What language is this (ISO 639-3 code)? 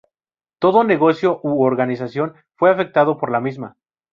spa